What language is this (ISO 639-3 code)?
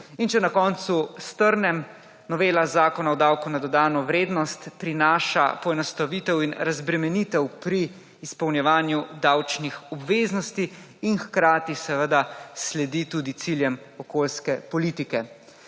slv